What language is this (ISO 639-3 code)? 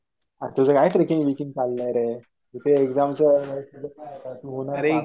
mar